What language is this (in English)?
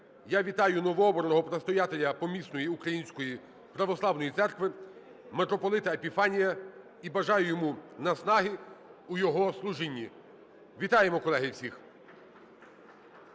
Ukrainian